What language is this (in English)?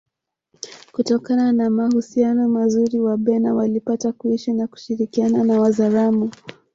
Swahili